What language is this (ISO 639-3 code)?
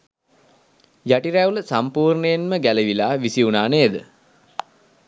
sin